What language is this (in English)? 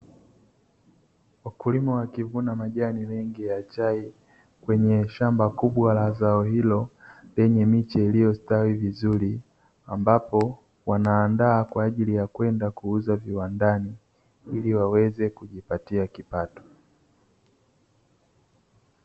Swahili